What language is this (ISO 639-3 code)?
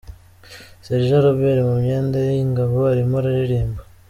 kin